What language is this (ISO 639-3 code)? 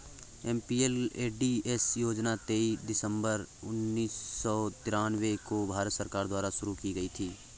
hin